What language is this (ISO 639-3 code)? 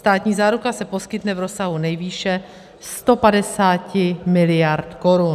ces